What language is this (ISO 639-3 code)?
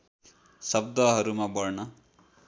nep